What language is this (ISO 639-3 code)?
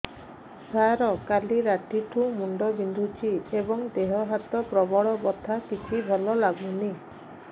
ori